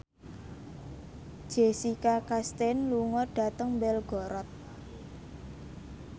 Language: Javanese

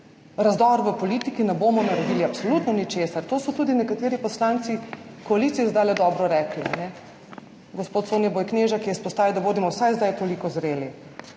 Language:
Slovenian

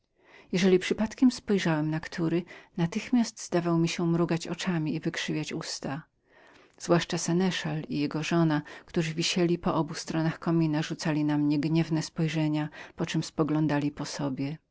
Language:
Polish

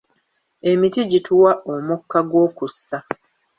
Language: Ganda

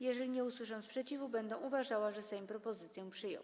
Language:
Polish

